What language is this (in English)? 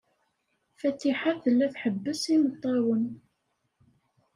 Kabyle